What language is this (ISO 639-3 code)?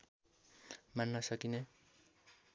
nep